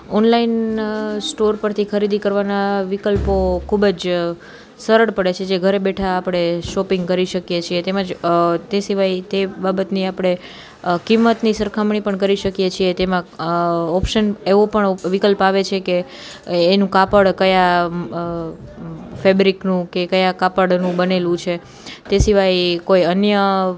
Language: Gujarati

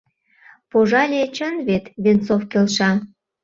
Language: Mari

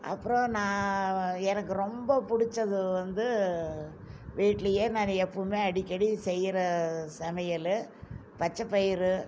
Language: Tamil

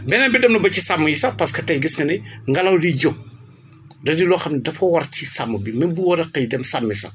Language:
Wolof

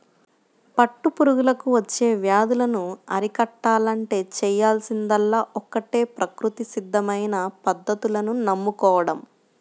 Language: Telugu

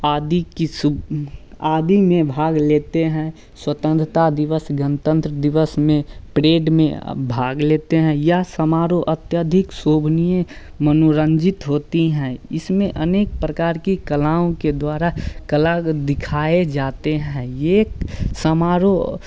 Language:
Hindi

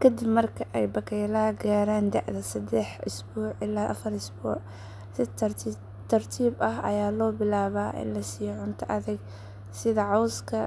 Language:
Somali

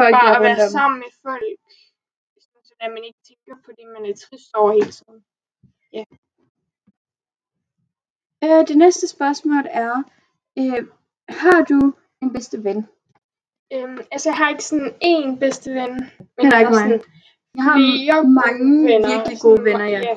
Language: Danish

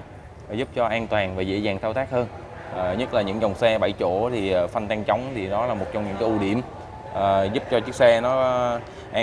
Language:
Vietnamese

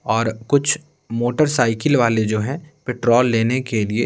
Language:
Hindi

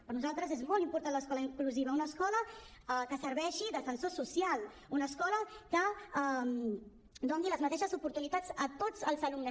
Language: Catalan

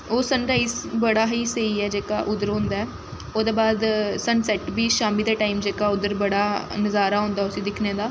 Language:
Dogri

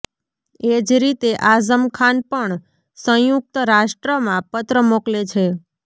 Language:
Gujarati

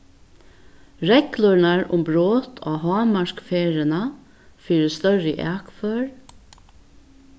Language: Faroese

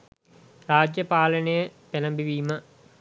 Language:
Sinhala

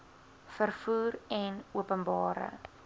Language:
Afrikaans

